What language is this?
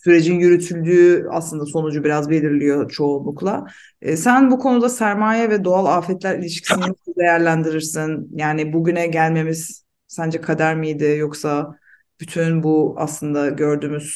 Turkish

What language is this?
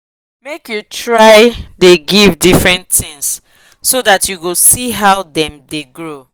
Nigerian Pidgin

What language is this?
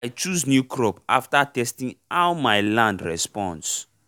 Nigerian Pidgin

